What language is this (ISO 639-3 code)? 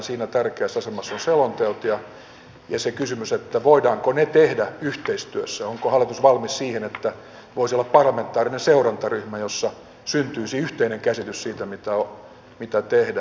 fin